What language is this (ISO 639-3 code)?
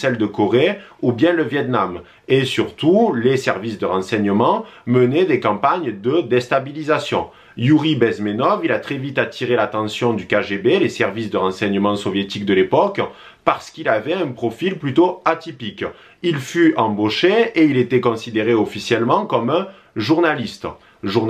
fra